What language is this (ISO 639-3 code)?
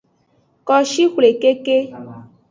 ajg